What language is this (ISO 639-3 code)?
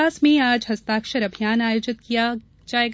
hin